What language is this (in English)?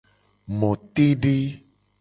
Gen